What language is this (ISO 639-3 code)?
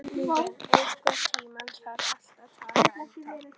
isl